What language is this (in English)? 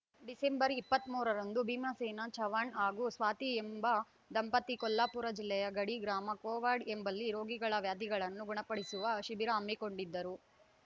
Kannada